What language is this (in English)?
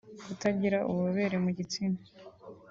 Kinyarwanda